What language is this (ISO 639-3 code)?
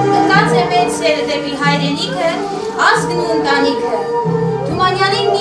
ron